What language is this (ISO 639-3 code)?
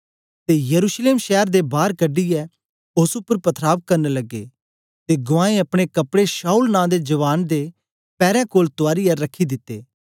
doi